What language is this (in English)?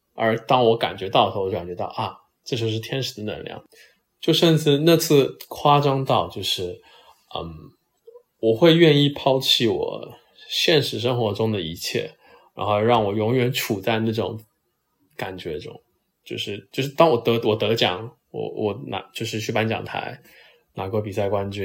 Chinese